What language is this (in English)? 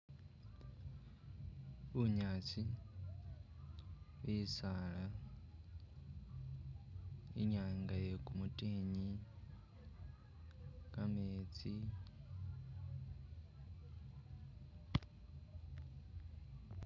Masaaba